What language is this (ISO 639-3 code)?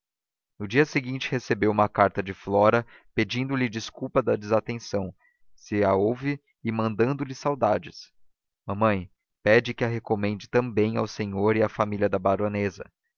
por